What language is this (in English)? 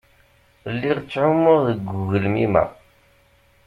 Kabyle